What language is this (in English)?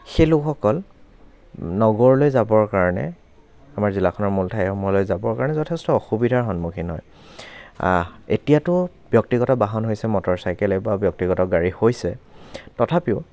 Assamese